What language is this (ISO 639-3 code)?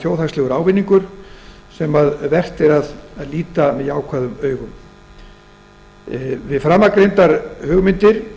isl